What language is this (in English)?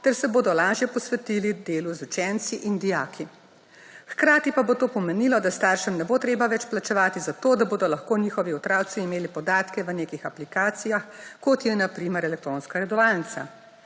Slovenian